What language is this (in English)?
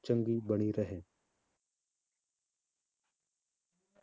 Punjabi